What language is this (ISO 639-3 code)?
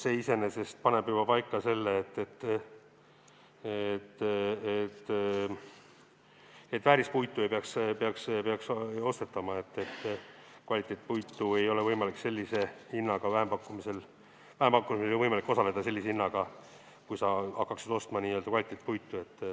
est